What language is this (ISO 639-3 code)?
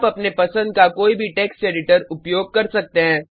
hin